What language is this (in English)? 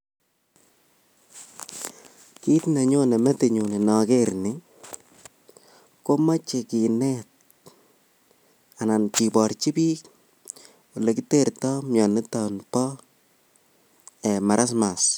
Kalenjin